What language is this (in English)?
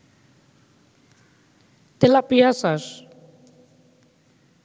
Bangla